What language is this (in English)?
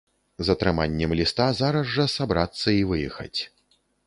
Belarusian